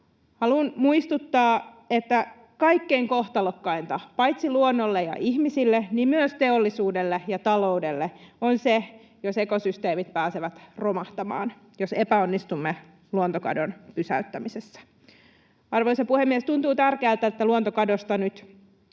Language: Finnish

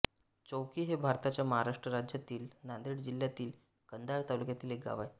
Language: Marathi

